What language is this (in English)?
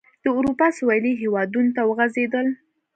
Pashto